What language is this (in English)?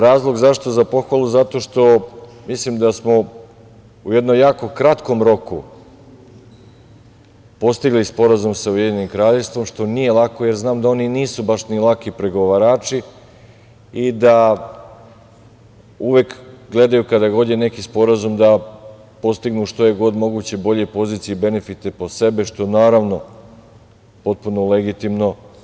Serbian